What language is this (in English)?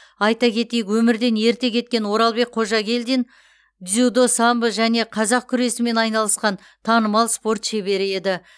Kazakh